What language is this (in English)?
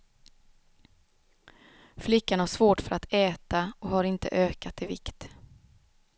Swedish